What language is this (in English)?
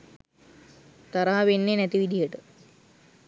Sinhala